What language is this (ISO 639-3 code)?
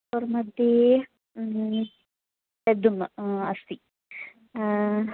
san